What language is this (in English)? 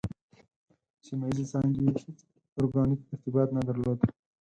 Pashto